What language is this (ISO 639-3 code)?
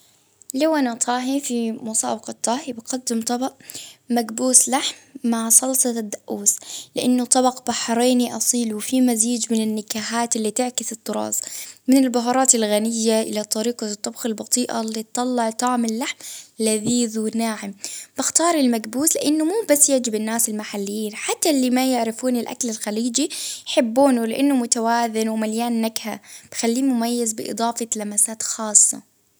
abv